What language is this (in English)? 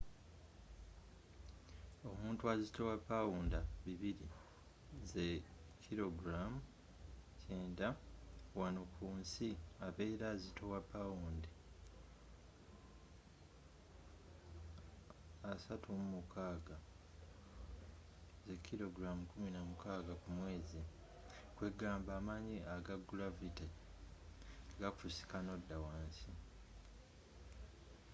Ganda